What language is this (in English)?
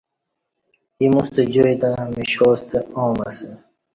Kati